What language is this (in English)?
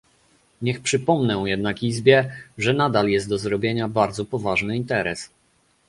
Polish